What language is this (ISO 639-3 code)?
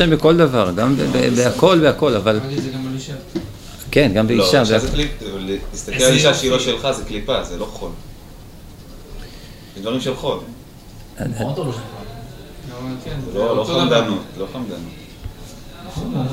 heb